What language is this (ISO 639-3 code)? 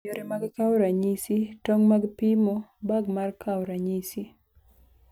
luo